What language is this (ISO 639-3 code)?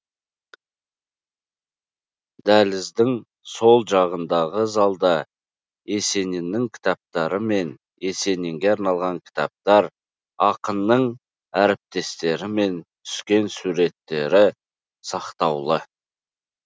kaz